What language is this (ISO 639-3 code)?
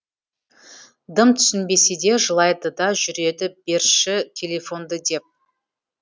kaz